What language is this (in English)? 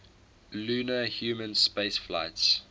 English